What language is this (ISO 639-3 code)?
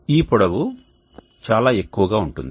tel